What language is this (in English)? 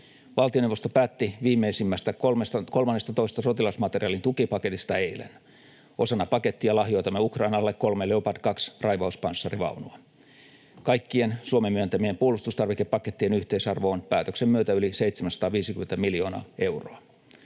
Finnish